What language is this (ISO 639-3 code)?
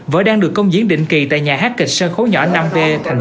vie